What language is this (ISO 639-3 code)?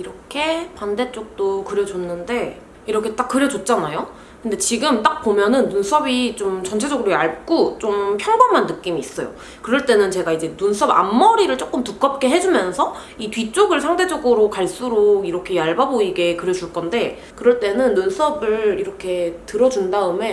kor